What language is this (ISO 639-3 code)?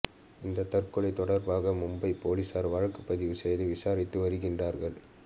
tam